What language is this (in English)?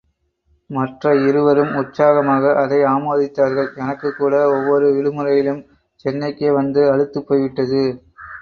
Tamil